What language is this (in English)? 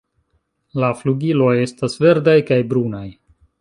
Esperanto